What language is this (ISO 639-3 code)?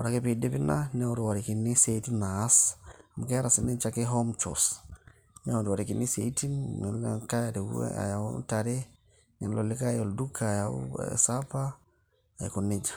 mas